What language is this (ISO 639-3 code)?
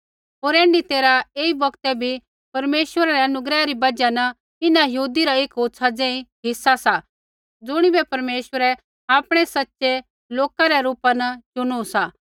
kfx